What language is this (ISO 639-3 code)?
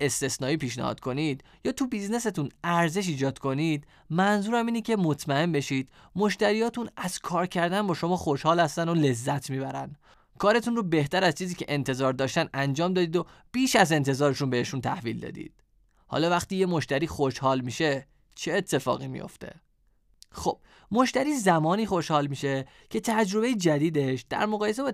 fas